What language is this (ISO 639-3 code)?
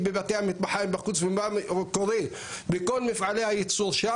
heb